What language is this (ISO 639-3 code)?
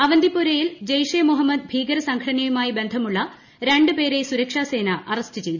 mal